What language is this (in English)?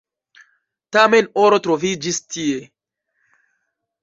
Esperanto